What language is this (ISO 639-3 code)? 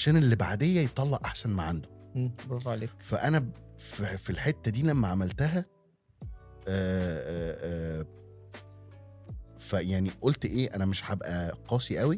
ara